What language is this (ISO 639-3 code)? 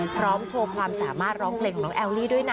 tha